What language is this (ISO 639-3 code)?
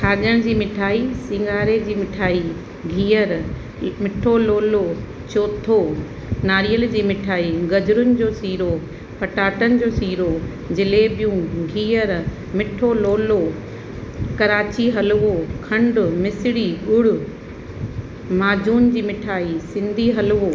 snd